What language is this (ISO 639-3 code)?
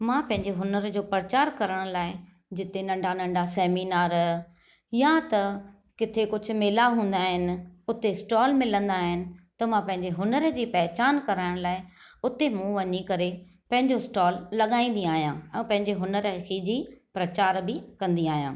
snd